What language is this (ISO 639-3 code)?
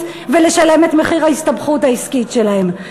heb